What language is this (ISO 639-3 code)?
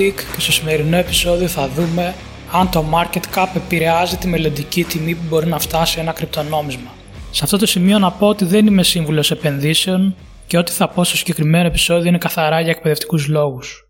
ell